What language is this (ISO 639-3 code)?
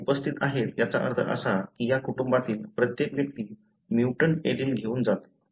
mar